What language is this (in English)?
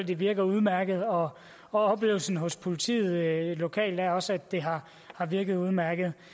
Danish